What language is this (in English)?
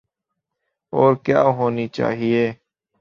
Urdu